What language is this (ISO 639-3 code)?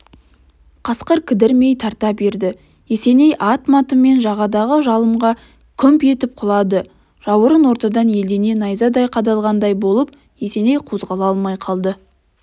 kaz